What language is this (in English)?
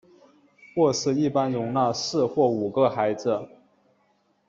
Chinese